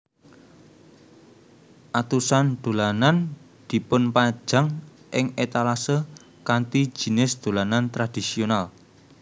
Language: Javanese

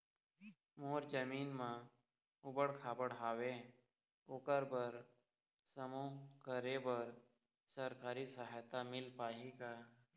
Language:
Chhattisgarhi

